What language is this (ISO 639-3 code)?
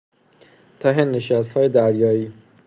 fas